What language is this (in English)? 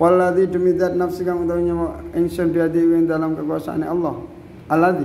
Indonesian